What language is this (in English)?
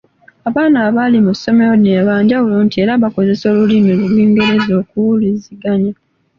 Ganda